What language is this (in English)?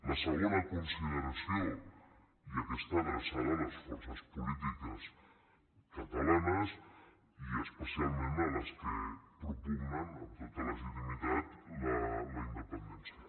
Catalan